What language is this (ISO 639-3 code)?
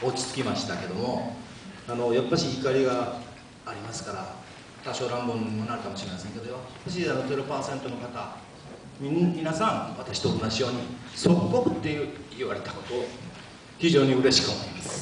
jpn